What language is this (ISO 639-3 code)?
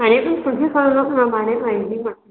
mar